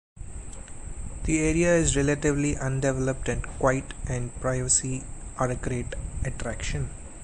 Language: English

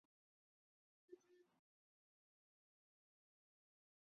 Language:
Chinese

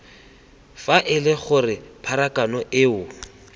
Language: Tswana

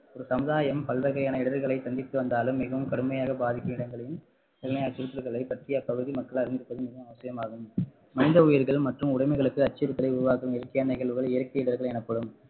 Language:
Tamil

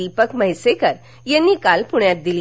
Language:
Marathi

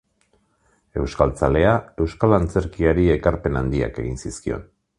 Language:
Basque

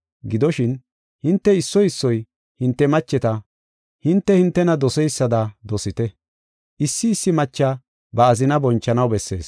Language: Gofa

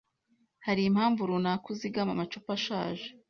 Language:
Kinyarwanda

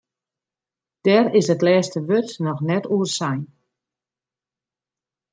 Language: Western Frisian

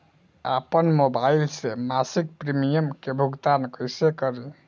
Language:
Bhojpuri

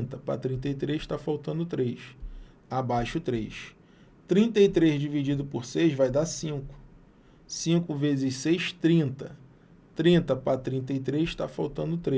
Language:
Portuguese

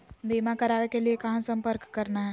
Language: Magahi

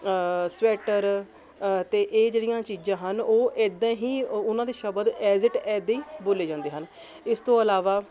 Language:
Punjabi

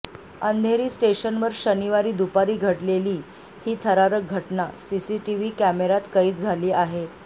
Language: Marathi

